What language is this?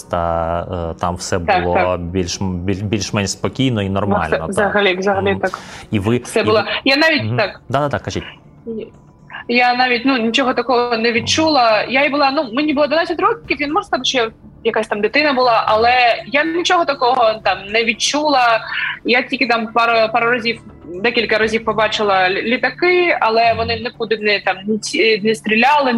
Ukrainian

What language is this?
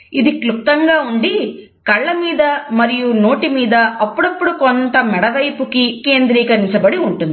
Telugu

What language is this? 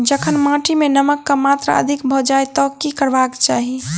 Maithili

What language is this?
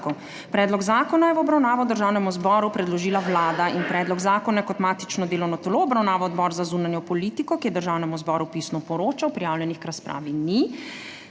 Slovenian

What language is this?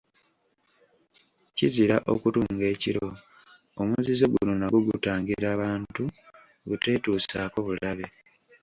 Ganda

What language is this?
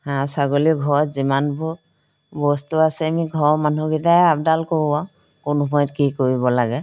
Assamese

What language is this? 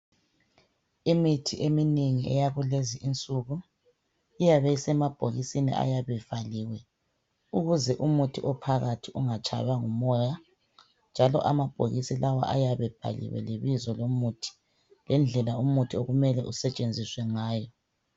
North Ndebele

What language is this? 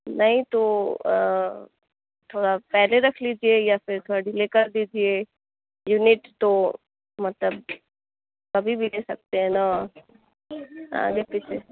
Urdu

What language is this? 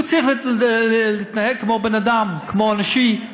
Hebrew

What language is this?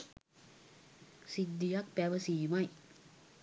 Sinhala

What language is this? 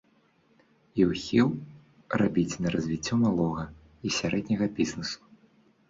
Belarusian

